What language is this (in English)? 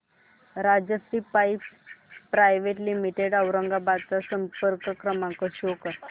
Marathi